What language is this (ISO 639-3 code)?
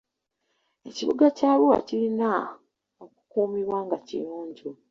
lug